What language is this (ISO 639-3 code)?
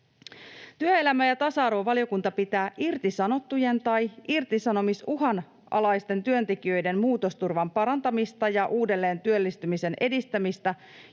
fin